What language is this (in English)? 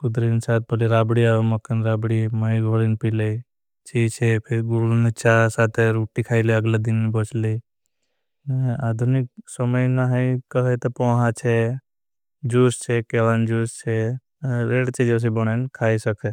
Bhili